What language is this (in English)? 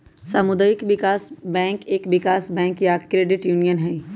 Magahi